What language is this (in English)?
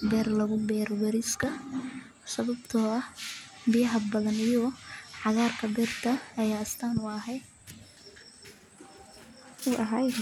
Somali